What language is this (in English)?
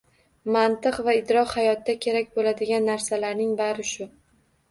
Uzbek